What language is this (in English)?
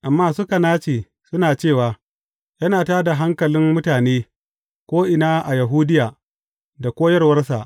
Hausa